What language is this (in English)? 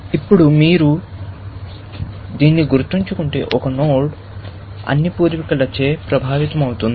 Telugu